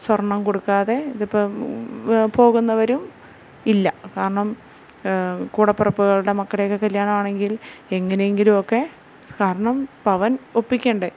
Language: Malayalam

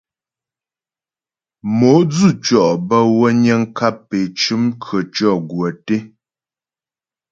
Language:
Ghomala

